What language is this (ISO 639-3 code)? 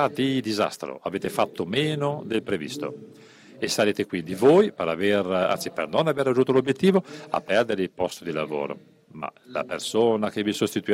ita